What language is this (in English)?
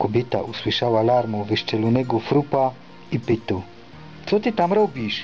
Polish